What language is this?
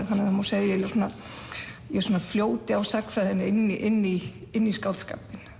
Icelandic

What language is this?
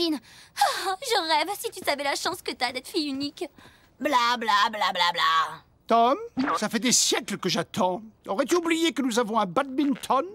French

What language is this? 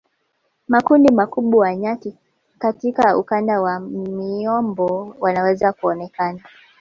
Swahili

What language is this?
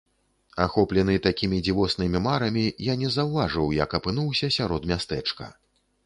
Belarusian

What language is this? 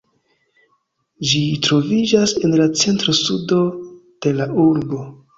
Esperanto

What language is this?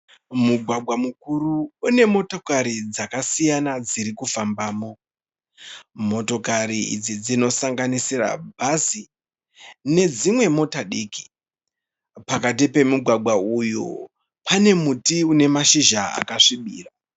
Shona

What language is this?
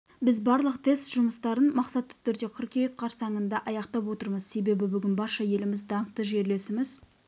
Kazakh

